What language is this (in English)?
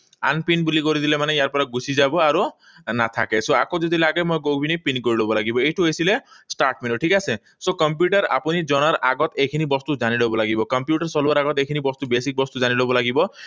Assamese